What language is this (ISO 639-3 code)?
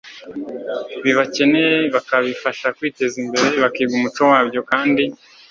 kin